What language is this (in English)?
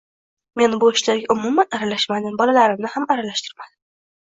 Uzbek